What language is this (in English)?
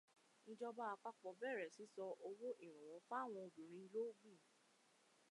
Yoruba